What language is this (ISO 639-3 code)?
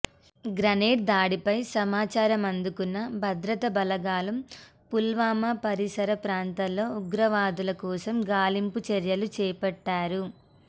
tel